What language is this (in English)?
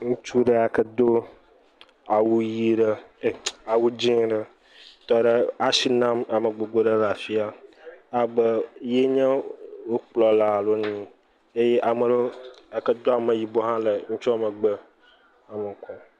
Ewe